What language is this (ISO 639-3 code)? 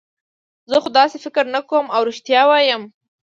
pus